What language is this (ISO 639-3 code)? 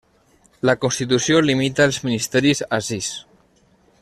cat